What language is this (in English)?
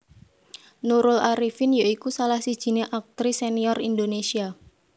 Javanese